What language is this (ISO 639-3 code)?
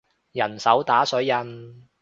yue